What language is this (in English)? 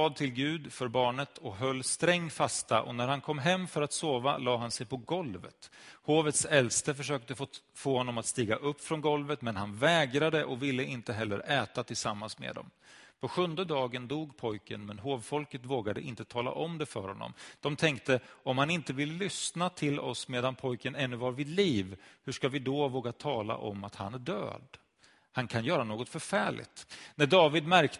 Swedish